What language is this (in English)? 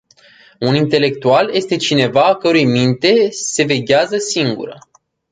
Romanian